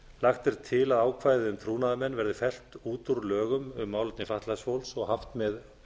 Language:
Icelandic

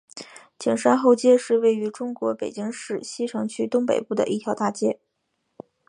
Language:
Chinese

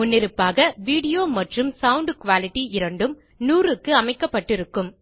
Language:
Tamil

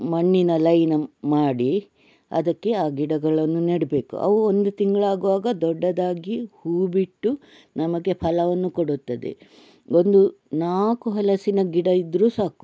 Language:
Kannada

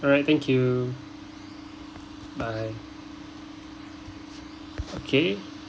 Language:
English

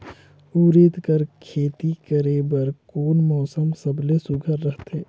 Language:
Chhattisgarhi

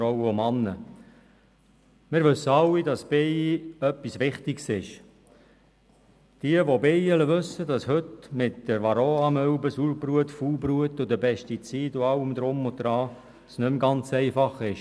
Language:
Swiss German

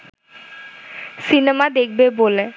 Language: Bangla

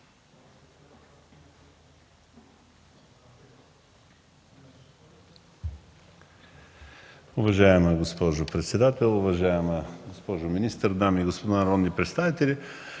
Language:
Bulgarian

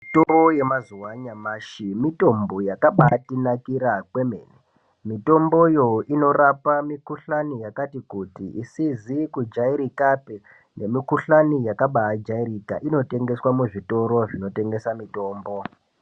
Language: Ndau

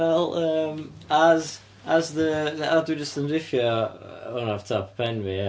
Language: Welsh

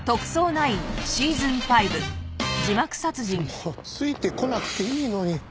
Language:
Japanese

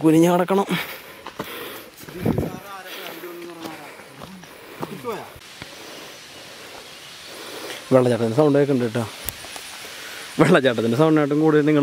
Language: Indonesian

